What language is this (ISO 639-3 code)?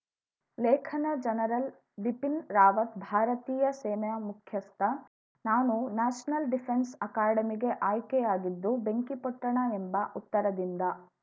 kan